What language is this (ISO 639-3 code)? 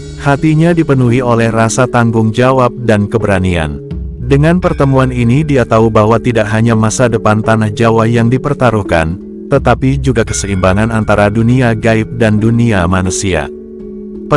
ind